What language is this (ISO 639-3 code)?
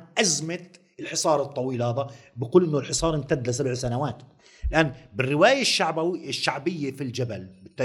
ara